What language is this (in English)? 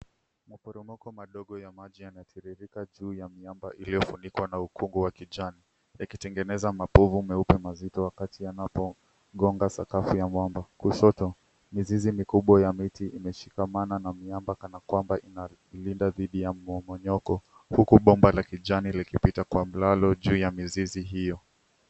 Swahili